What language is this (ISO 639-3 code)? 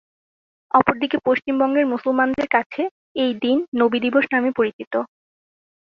ben